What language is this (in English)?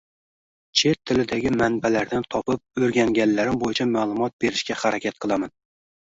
Uzbek